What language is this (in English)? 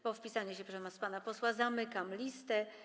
Polish